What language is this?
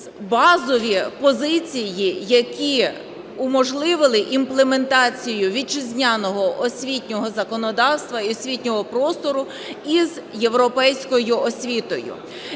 Ukrainian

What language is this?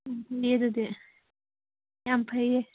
Manipuri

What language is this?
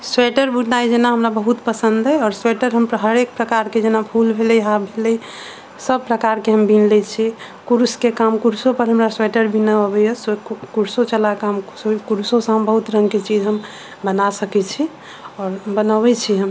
Maithili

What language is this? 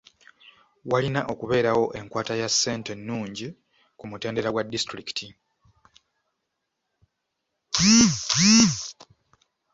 Ganda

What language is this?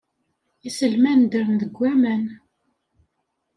Kabyle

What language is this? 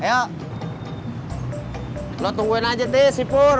Indonesian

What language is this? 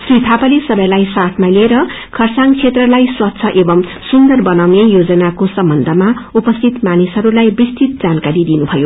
Nepali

